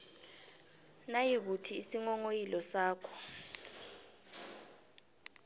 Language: South Ndebele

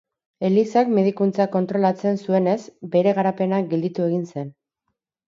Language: Basque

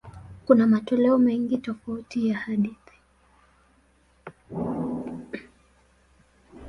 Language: Swahili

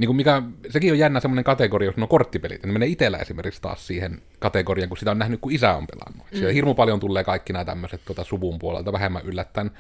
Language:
Finnish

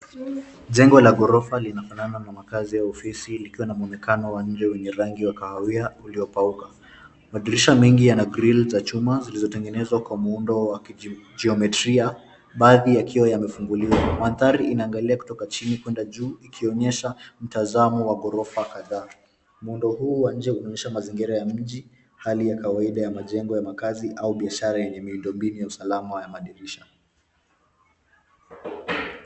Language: Swahili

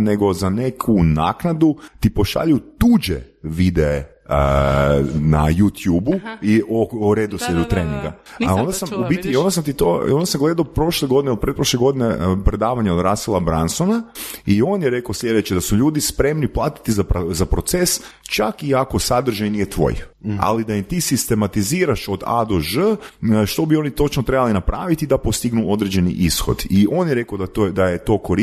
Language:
Croatian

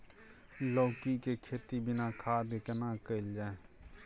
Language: Maithili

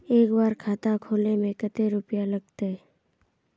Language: Magahi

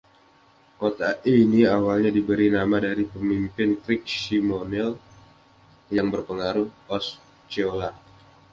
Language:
Indonesian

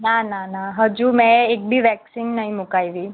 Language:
Gujarati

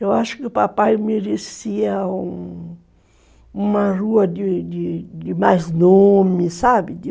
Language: Portuguese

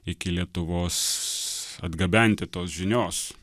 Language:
Lithuanian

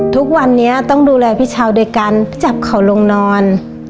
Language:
Thai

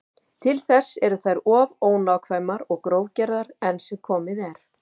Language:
Icelandic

